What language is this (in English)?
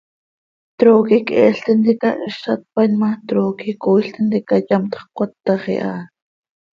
Seri